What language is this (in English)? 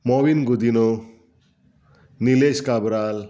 Konkani